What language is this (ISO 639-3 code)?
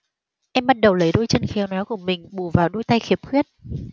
vie